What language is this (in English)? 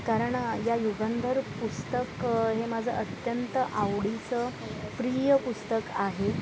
Marathi